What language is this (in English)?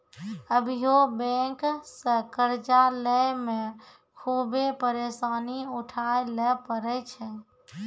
Maithili